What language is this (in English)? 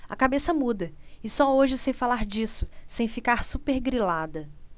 Portuguese